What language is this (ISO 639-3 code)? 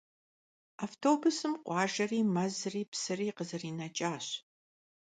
kbd